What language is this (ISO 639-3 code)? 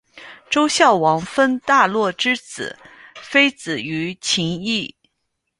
zho